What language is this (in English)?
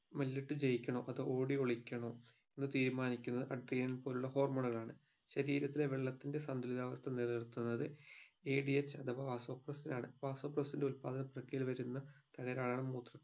Malayalam